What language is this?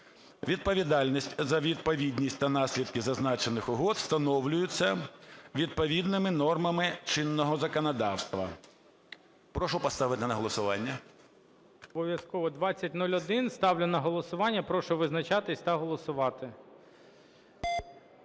Ukrainian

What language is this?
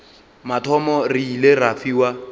Northern Sotho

